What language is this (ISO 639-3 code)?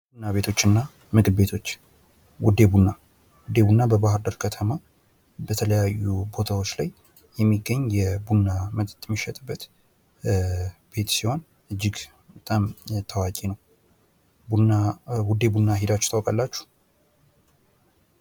amh